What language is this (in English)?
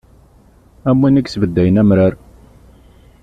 Kabyle